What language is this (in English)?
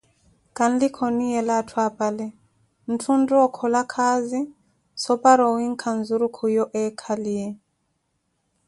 Koti